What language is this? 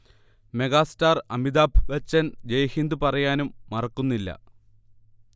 Malayalam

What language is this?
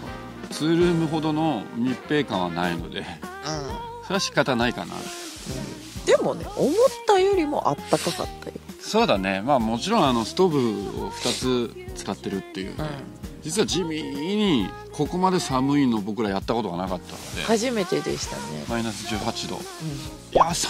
Japanese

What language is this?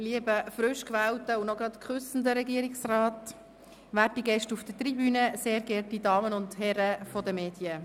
Swiss German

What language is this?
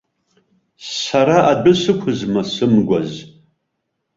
Abkhazian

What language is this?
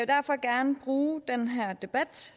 Danish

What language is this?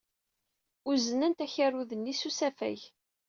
Kabyle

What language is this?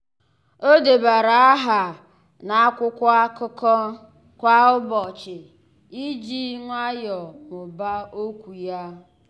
Igbo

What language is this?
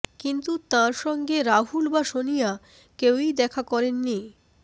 Bangla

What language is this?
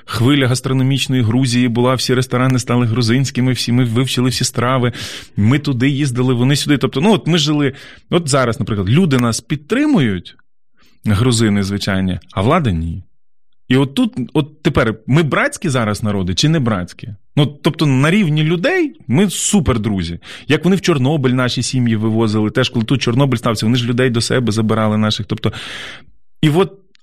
Ukrainian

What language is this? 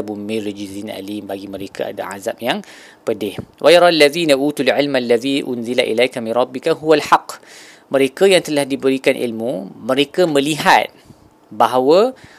Malay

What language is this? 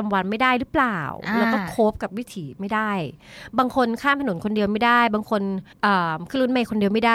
Thai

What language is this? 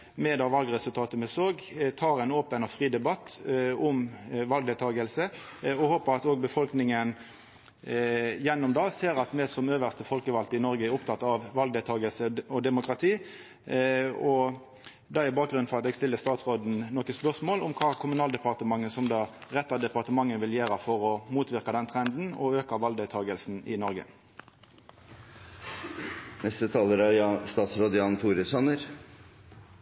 Norwegian Nynorsk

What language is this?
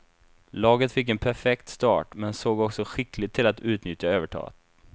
Swedish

